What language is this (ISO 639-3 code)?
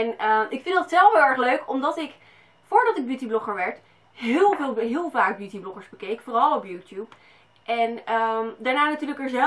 nld